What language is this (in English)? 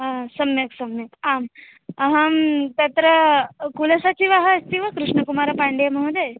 Sanskrit